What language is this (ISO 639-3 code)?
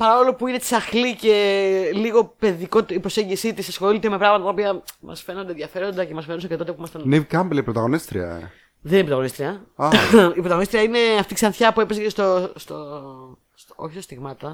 ell